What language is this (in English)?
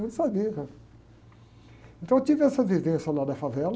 Portuguese